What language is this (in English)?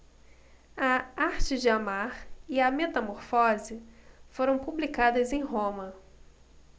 Portuguese